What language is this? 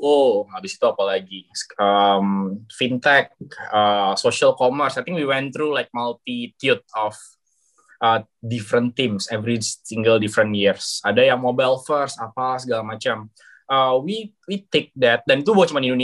Indonesian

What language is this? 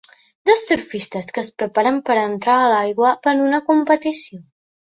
Catalan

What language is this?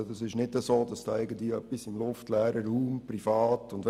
Swiss German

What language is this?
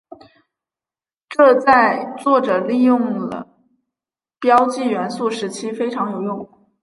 Chinese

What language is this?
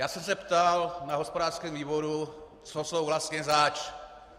Czech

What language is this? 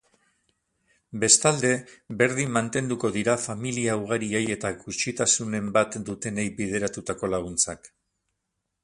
Basque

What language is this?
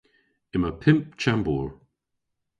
Cornish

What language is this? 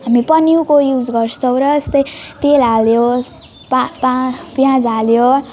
Nepali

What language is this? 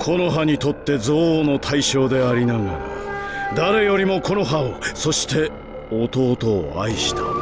Japanese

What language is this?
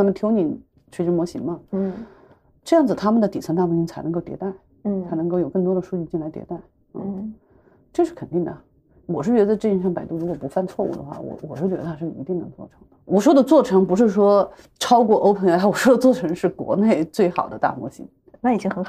Chinese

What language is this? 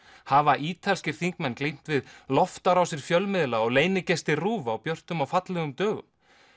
Icelandic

